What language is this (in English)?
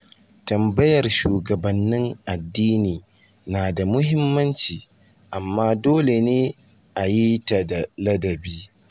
Hausa